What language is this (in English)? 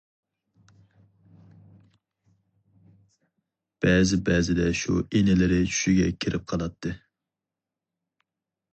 Uyghur